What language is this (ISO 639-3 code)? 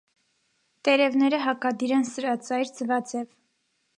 hye